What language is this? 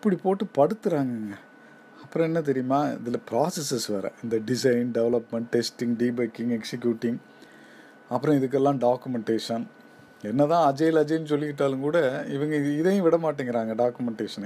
Tamil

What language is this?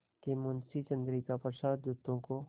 Hindi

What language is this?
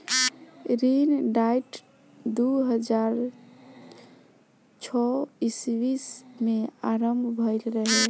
Bhojpuri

